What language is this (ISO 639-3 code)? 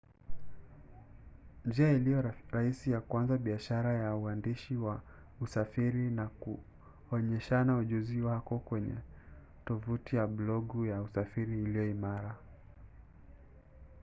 swa